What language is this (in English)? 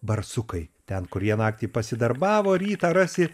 Lithuanian